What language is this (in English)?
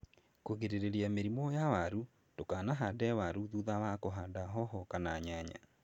Kikuyu